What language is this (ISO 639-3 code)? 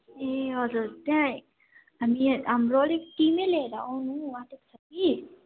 nep